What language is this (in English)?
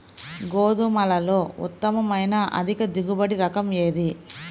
Telugu